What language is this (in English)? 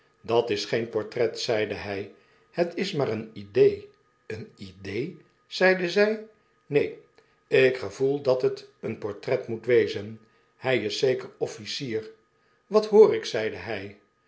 Dutch